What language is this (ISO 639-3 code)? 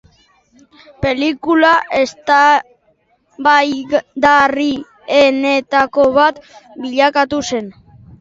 eus